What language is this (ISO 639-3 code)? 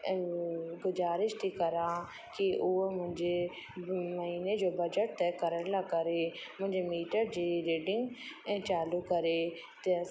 snd